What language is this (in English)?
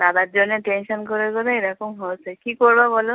Bangla